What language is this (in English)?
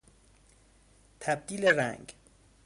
Persian